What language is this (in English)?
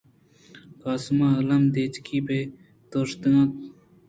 Eastern Balochi